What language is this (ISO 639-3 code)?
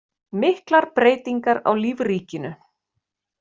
isl